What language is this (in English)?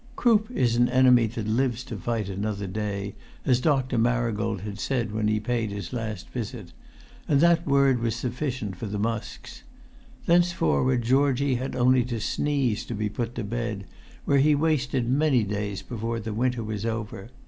English